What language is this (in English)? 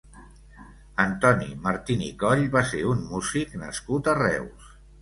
Catalan